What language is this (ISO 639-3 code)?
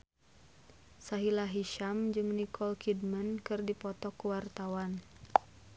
sun